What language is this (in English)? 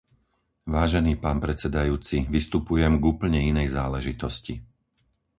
Slovak